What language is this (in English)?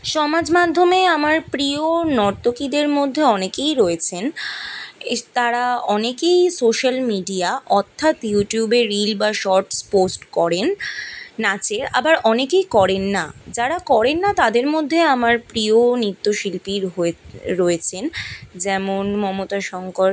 Bangla